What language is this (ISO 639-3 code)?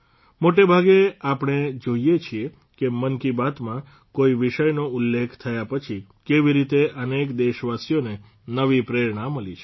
guj